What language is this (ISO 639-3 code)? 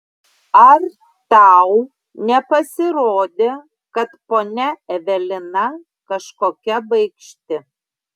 lit